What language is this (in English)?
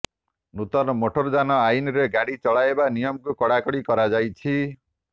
Odia